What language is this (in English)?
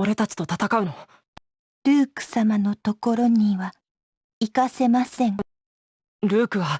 Japanese